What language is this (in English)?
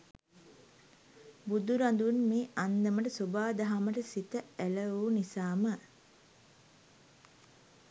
Sinhala